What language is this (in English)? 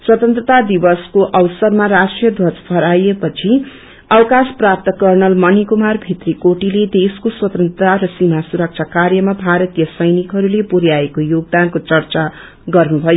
Nepali